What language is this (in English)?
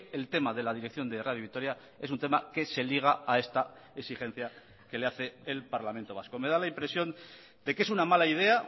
Spanish